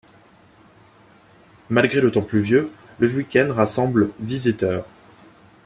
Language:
French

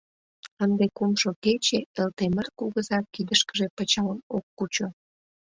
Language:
Mari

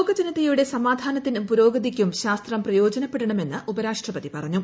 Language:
Malayalam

